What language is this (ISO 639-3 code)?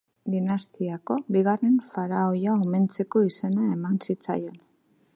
eus